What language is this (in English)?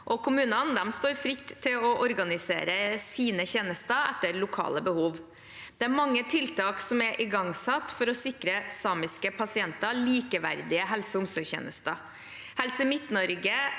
Norwegian